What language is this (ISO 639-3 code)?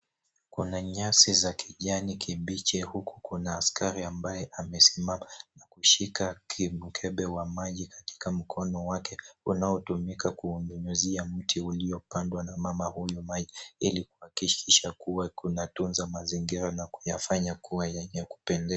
swa